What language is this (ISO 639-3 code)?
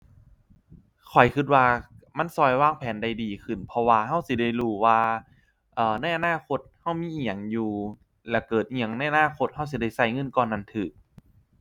tha